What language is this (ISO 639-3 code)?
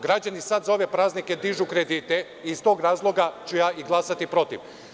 srp